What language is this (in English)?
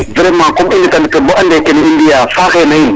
Serer